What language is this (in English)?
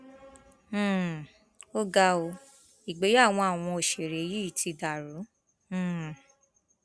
Yoruba